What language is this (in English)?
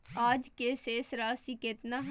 Magahi